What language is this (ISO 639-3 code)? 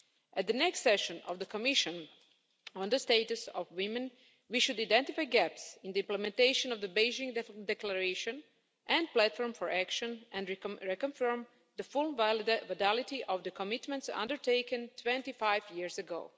eng